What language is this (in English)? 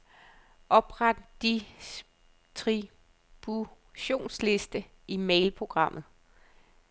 Danish